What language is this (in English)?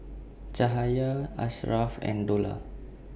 English